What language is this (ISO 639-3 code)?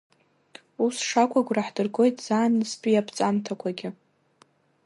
abk